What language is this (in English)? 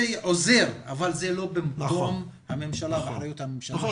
Hebrew